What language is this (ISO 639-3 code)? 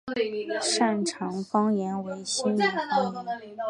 zho